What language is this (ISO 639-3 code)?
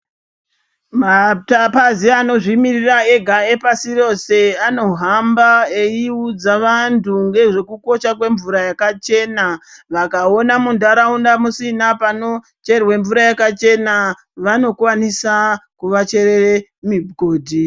ndc